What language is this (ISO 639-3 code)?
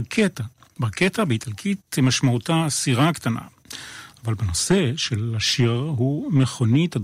heb